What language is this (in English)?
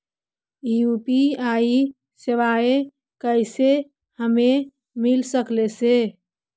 Magahi